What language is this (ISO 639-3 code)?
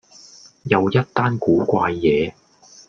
yue